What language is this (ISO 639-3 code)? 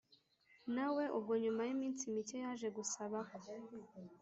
kin